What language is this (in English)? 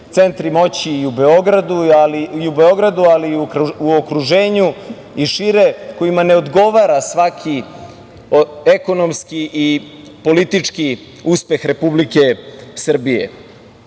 Serbian